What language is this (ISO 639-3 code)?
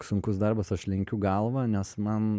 lit